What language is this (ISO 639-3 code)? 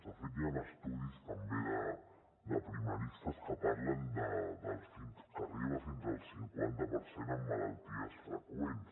cat